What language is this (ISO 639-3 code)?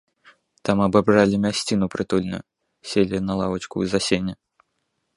bel